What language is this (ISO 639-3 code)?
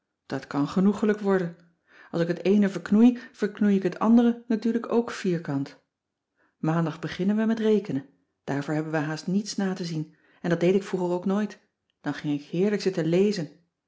nld